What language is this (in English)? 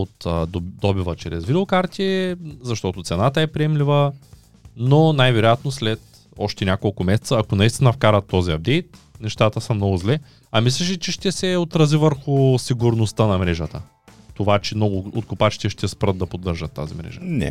Bulgarian